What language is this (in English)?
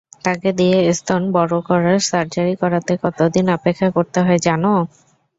Bangla